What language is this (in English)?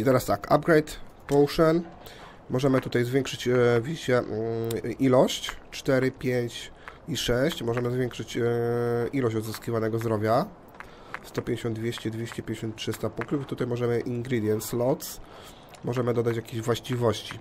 Polish